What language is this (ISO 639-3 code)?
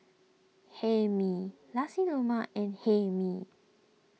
eng